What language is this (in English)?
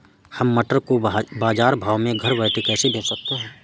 Hindi